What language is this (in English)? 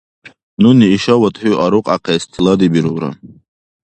Dargwa